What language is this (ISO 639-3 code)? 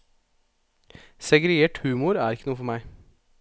nor